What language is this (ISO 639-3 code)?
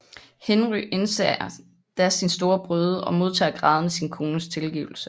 dan